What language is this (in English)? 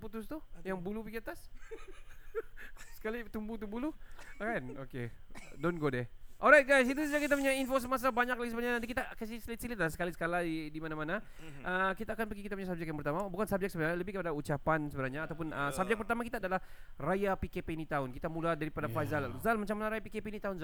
Malay